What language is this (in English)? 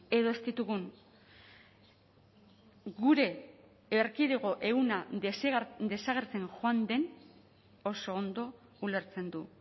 Basque